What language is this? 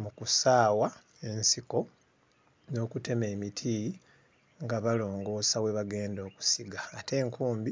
Ganda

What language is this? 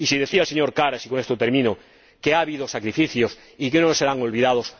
Spanish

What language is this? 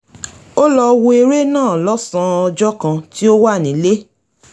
Yoruba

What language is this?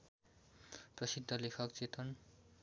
Nepali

